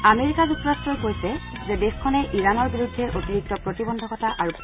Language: Assamese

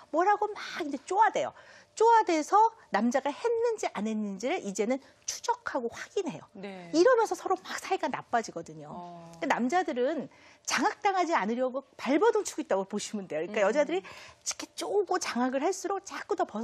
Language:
Korean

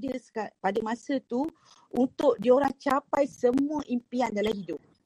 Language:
Malay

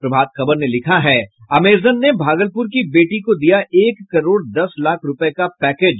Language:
Hindi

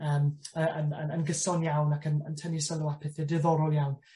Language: Welsh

